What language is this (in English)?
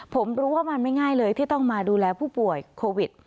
Thai